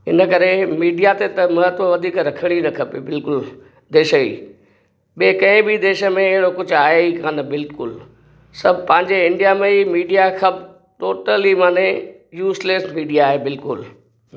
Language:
Sindhi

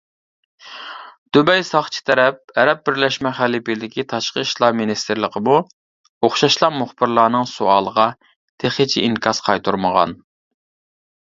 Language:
Uyghur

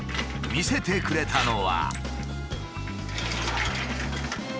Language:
Japanese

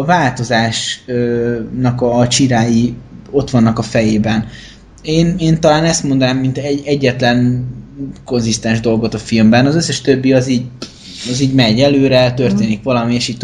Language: Hungarian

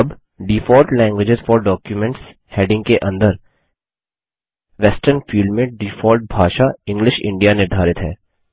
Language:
Hindi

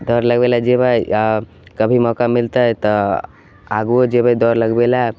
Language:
Maithili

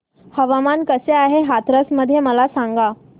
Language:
Marathi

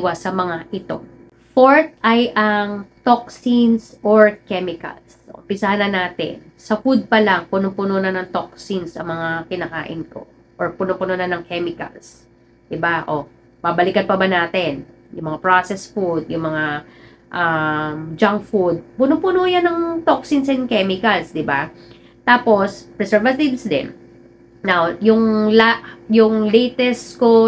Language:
Filipino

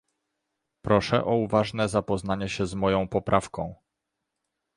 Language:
Polish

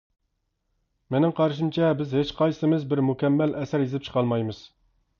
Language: Uyghur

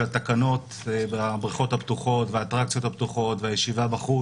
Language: Hebrew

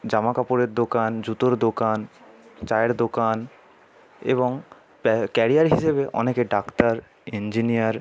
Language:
Bangla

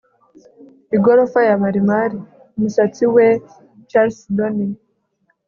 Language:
Kinyarwanda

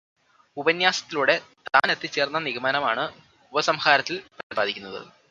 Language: Malayalam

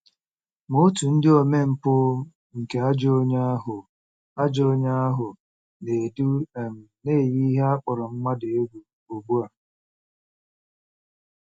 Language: Igbo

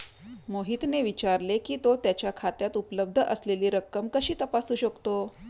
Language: Marathi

